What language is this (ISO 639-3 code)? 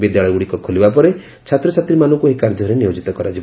ori